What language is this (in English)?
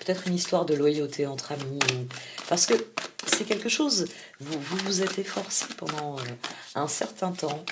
French